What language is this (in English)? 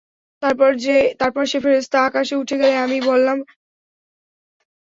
Bangla